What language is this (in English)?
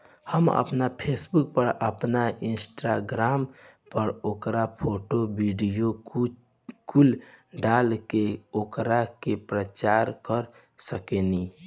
Bhojpuri